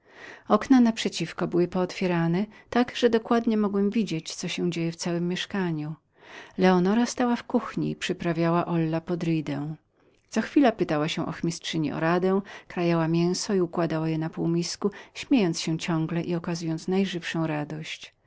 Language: Polish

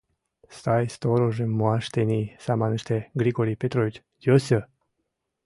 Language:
Mari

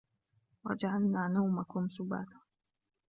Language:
Arabic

